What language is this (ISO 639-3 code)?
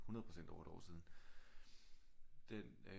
dan